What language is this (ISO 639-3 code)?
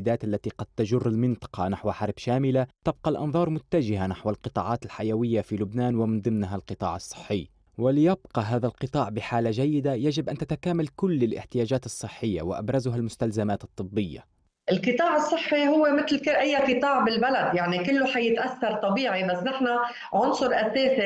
ara